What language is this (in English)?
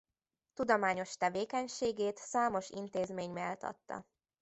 Hungarian